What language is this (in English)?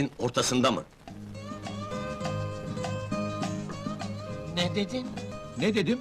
Turkish